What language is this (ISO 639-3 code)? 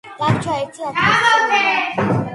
kat